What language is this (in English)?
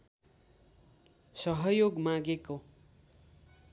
Nepali